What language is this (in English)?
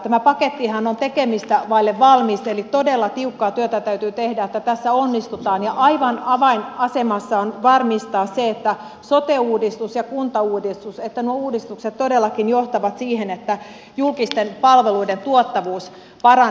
Finnish